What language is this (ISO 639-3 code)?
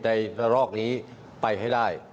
tha